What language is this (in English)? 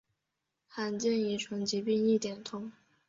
Chinese